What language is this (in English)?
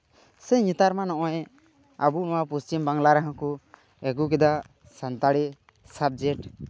Santali